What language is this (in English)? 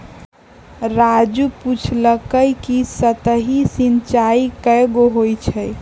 Magahi